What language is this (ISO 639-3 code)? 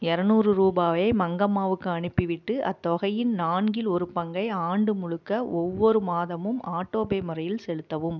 tam